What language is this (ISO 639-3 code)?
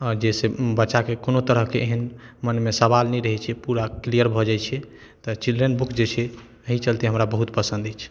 mai